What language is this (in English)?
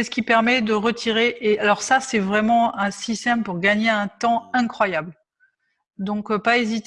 French